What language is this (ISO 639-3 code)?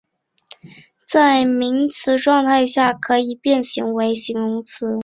zho